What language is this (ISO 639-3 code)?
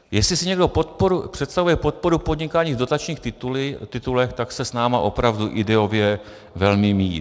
ces